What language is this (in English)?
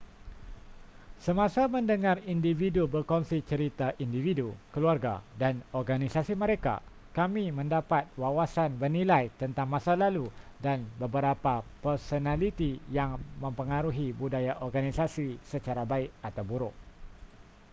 Malay